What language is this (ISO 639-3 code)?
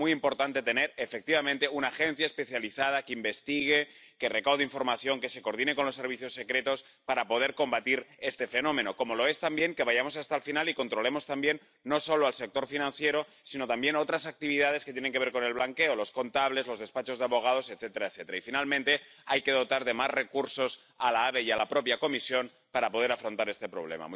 spa